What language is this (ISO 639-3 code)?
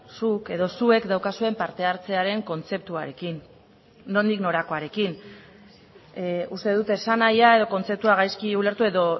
eus